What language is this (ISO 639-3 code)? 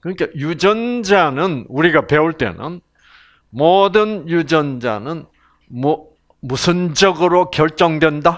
kor